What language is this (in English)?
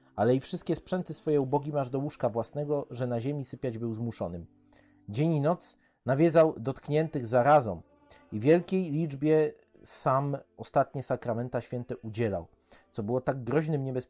Polish